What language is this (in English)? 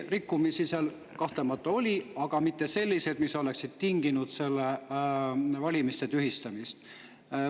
Estonian